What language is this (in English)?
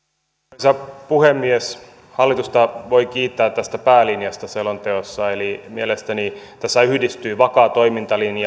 Finnish